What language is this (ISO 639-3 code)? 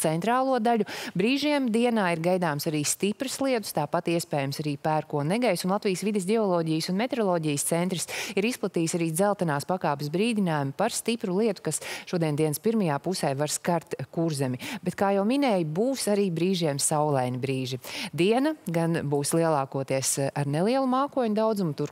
lav